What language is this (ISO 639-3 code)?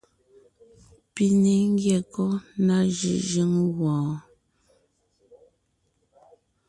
nnh